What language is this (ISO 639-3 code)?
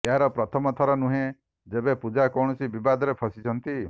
ori